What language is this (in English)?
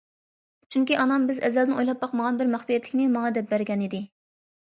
Uyghur